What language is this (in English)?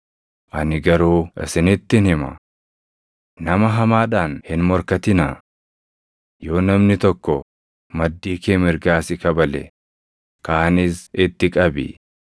Oromo